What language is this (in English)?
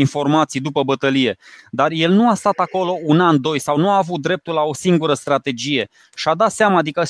Romanian